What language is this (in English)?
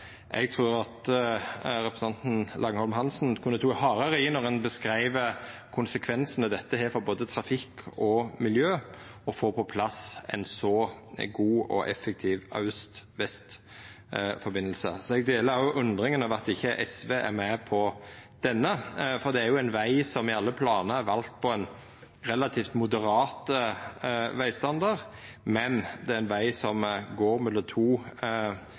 Norwegian Nynorsk